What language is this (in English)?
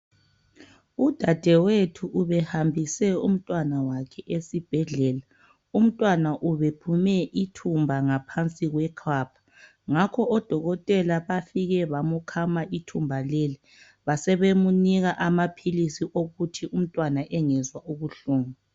North Ndebele